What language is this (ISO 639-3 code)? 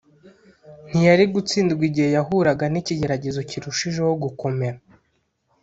kin